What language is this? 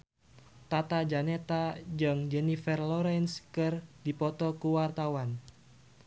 Sundanese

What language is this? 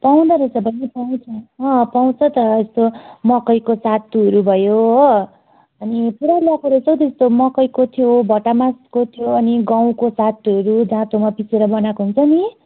Nepali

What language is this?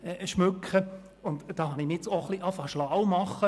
Swiss German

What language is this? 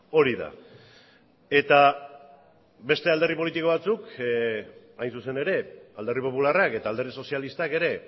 Basque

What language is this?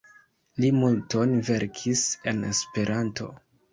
Esperanto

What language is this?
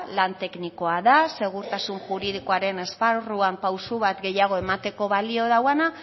Basque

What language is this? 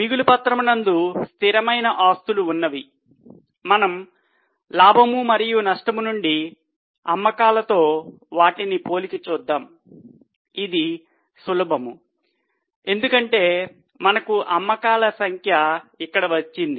Telugu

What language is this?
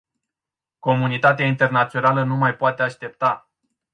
Romanian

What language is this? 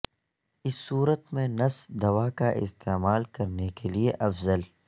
Urdu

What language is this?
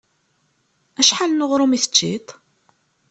Kabyle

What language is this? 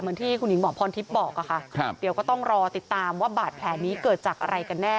Thai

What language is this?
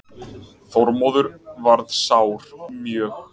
Icelandic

